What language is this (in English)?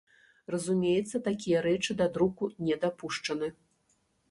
Belarusian